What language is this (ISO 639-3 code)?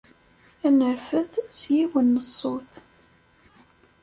kab